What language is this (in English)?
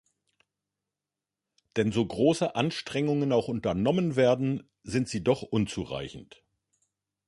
German